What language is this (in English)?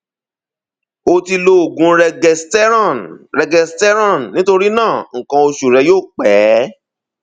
Yoruba